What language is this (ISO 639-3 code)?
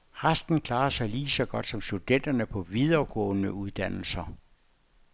dan